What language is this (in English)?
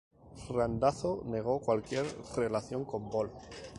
Spanish